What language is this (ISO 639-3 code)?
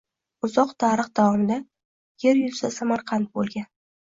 uzb